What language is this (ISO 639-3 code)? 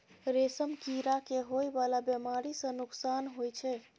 mai